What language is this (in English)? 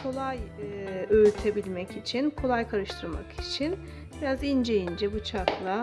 Turkish